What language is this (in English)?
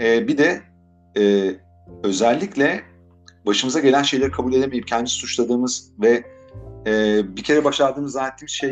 Turkish